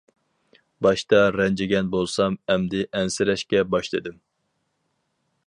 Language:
Uyghur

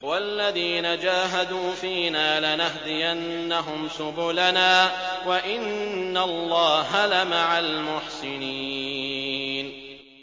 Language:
Arabic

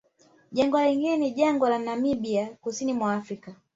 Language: Swahili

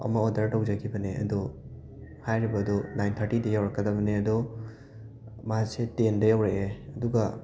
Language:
Manipuri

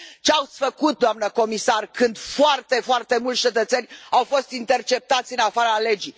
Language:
Romanian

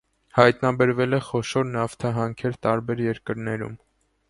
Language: Armenian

